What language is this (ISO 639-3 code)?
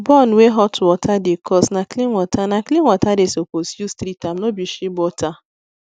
pcm